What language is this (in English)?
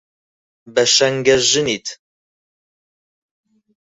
Central Kurdish